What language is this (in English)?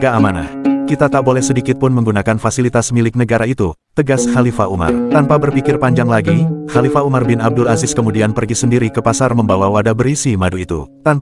Indonesian